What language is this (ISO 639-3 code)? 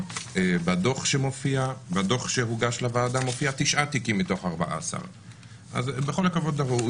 heb